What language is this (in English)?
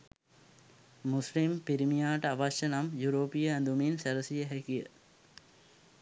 Sinhala